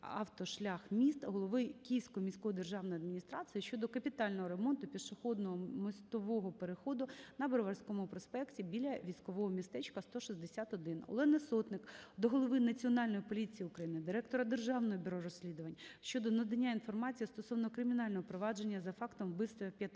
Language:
Ukrainian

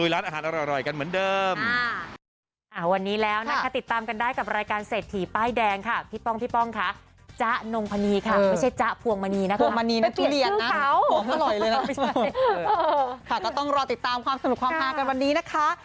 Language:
Thai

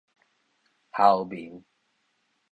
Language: Min Nan Chinese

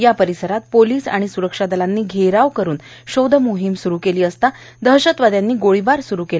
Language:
Marathi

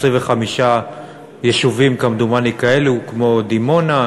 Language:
Hebrew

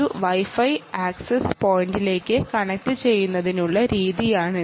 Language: Malayalam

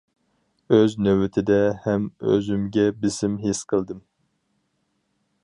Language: Uyghur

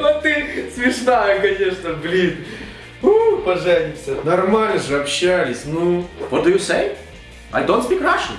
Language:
Russian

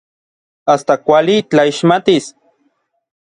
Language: Orizaba Nahuatl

